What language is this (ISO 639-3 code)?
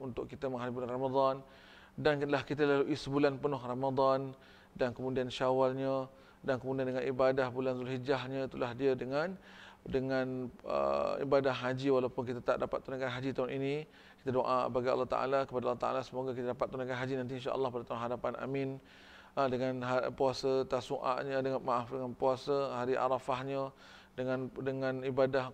msa